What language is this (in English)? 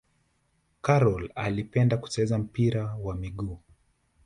Swahili